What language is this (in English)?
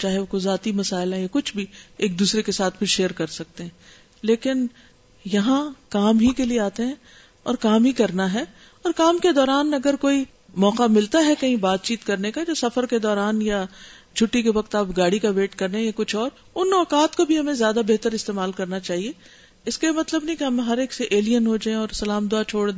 Urdu